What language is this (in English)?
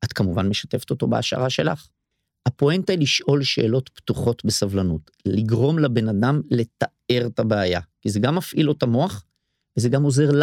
Hebrew